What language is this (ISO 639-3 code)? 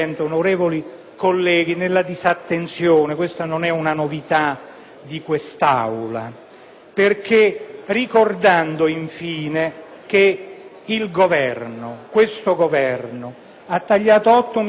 ita